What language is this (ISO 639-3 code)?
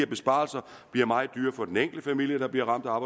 dan